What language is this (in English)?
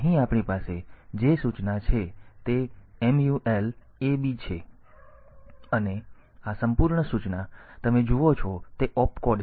Gujarati